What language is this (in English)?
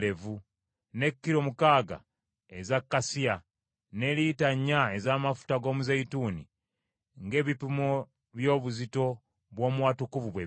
Ganda